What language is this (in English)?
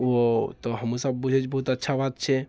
Maithili